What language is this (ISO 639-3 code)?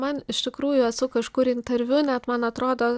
lit